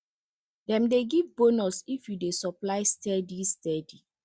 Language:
Nigerian Pidgin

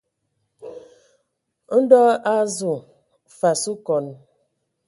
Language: Ewondo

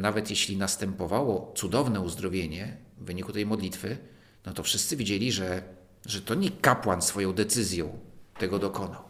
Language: Polish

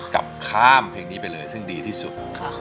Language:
Thai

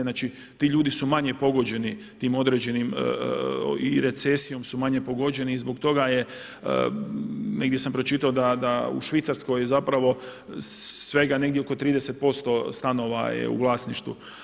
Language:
Croatian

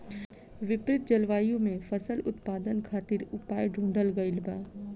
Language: Bhojpuri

